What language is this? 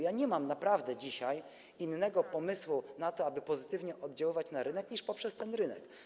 Polish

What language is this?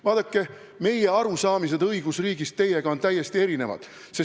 Estonian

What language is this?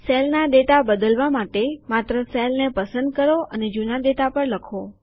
Gujarati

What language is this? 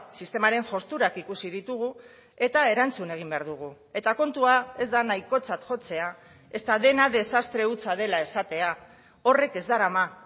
Basque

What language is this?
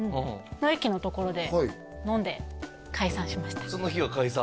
Japanese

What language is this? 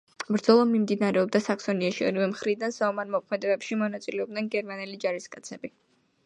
Georgian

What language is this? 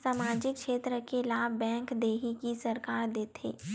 Chhattisgarhi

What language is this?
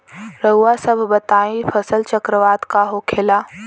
Bhojpuri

